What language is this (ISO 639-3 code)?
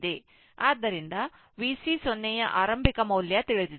kan